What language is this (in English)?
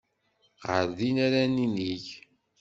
Kabyle